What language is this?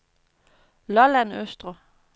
Danish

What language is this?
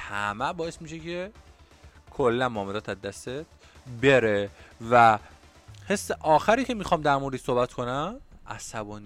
Persian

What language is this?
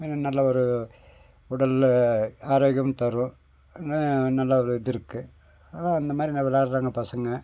Tamil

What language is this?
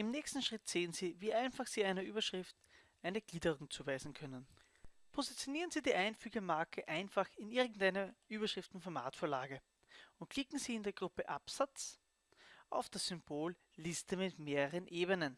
German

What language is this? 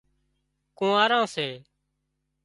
Wadiyara Koli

